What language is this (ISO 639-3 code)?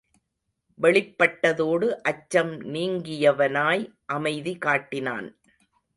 tam